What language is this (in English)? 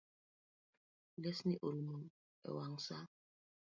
Luo (Kenya and Tanzania)